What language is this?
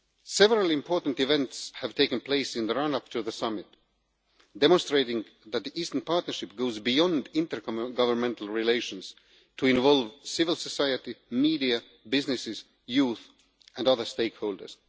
English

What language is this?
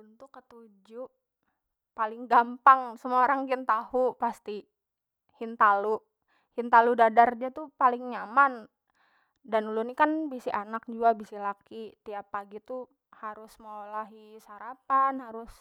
Banjar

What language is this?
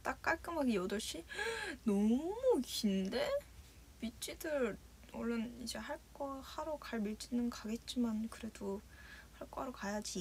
Korean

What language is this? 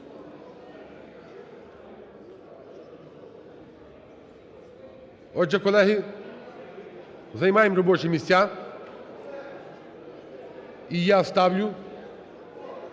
Ukrainian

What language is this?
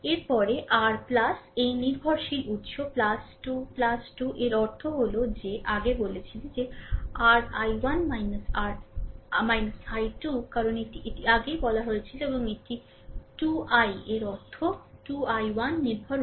Bangla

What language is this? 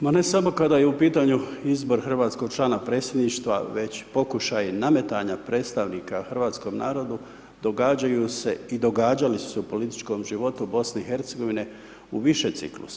Croatian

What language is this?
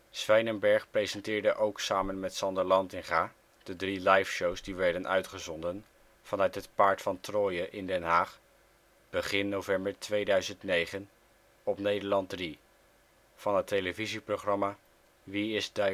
Dutch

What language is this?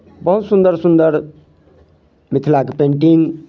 Maithili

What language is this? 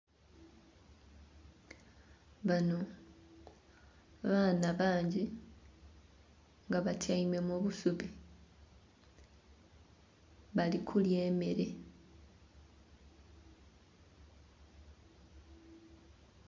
Soga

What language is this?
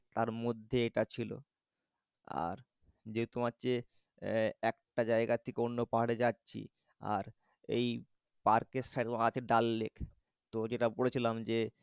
Bangla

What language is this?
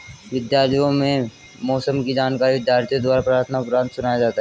Hindi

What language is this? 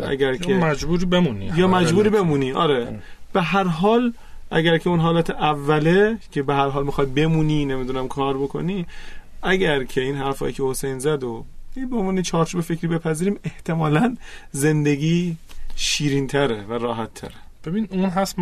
Persian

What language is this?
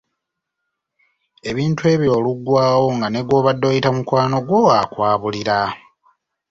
Ganda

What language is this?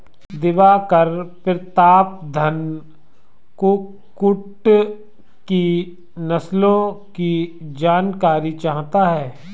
Hindi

